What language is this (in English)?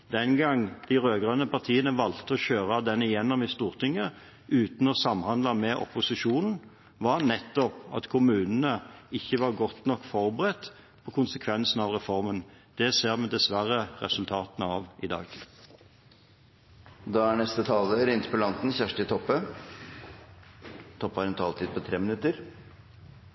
Norwegian